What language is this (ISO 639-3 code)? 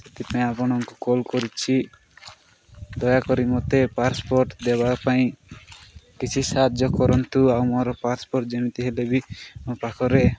ori